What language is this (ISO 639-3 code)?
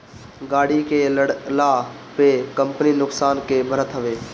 bho